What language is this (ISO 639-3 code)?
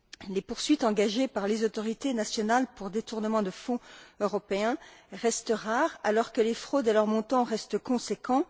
fra